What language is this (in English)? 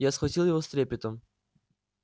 Russian